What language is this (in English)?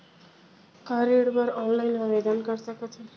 Chhattisgarhi